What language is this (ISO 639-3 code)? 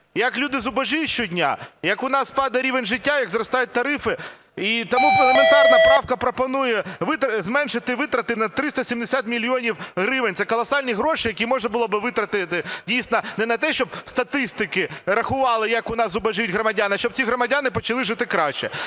ukr